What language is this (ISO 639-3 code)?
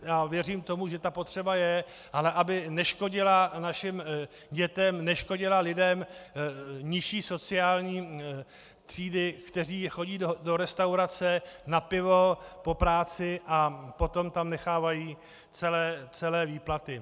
ces